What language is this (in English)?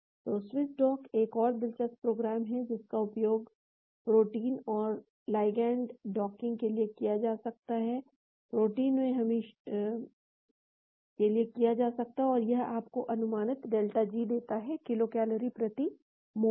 Hindi